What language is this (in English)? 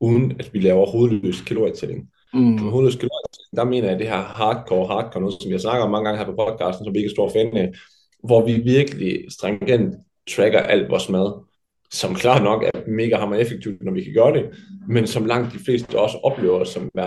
Danish